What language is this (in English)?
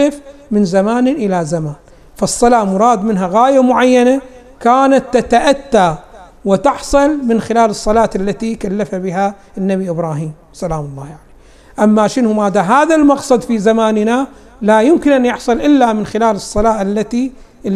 Arabic